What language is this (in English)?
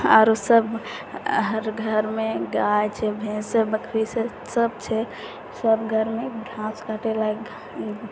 Maithili